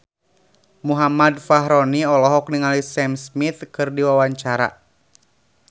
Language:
Sundanese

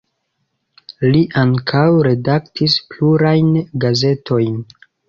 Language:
Esperanto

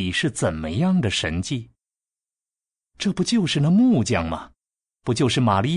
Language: Chinese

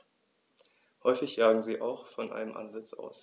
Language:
German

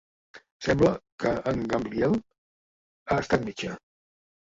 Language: Catalan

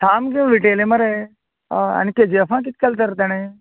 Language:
Konkani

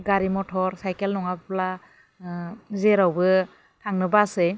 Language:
Bodo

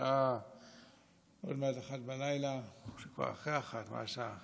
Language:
Hebrew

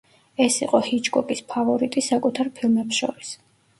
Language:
Georgian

